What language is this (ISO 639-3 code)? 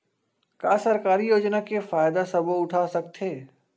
hne